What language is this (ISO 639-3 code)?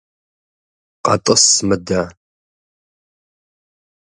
kbd